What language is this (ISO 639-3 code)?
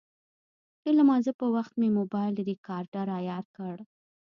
pus